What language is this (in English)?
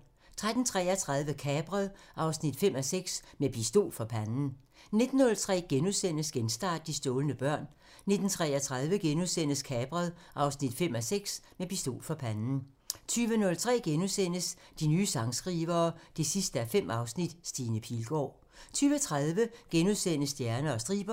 Danish